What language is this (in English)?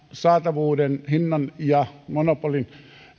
Finnish